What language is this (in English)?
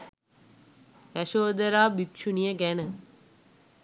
Sinhala